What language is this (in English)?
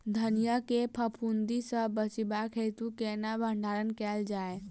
Maithili